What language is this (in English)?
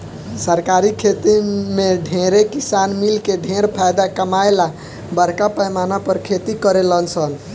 Bhojpuri